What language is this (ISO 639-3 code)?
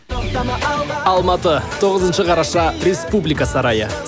kaz